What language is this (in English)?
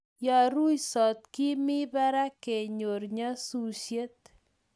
Kalenjin